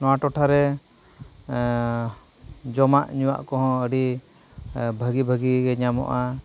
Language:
Santali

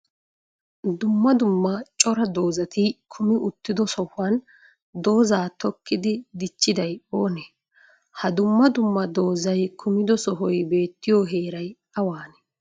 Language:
Wolaytta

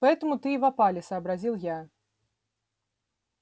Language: Russian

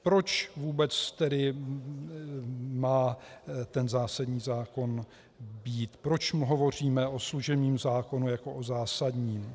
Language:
Czech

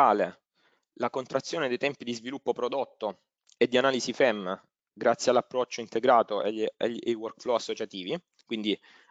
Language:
Italian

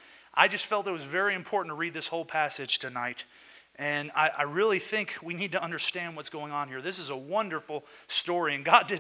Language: English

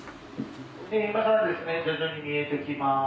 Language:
Japanese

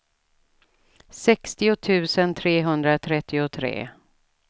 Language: Swedish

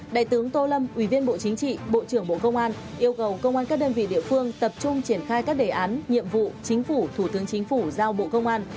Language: Vietnamese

